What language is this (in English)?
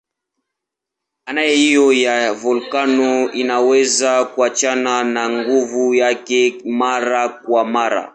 Swahili